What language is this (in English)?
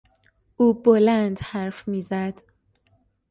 Persian